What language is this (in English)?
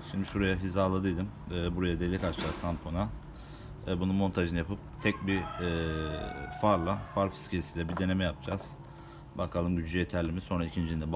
Turkish